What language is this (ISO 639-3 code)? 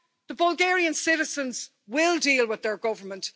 eng